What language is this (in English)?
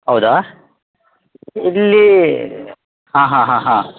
Kannada